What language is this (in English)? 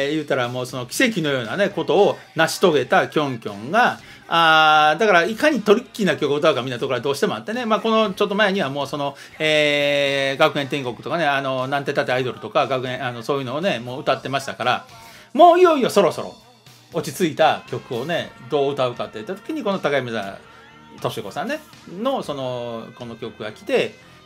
Japanese